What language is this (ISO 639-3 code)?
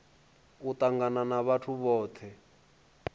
ven